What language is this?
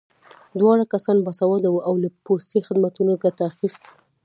Pashto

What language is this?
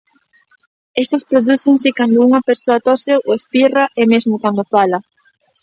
Galician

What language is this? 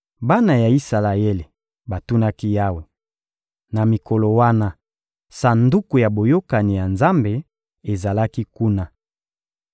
Lingala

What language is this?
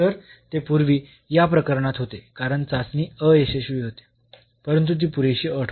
Marathi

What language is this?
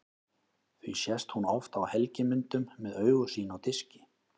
Icelandic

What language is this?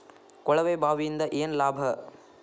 Kannada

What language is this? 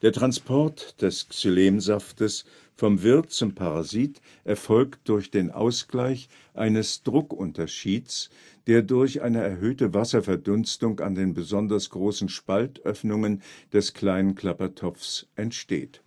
German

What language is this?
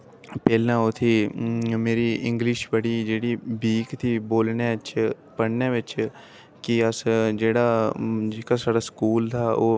Dogri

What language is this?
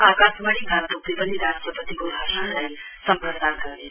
Nepali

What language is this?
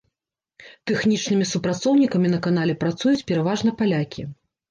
Belarusian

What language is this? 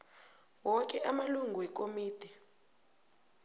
South Ndebele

